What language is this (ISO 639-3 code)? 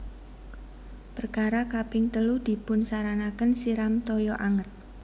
jav